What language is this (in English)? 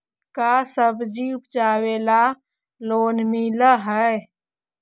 Magahi